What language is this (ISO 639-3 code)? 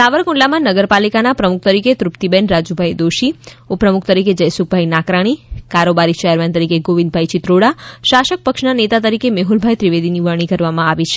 guj